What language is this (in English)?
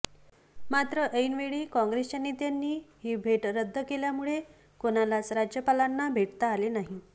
Marathi